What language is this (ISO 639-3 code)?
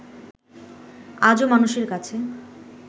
ben